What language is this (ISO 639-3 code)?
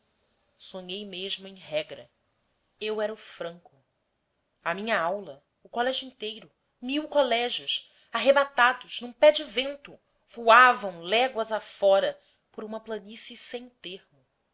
por